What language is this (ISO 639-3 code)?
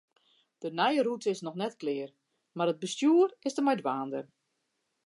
fry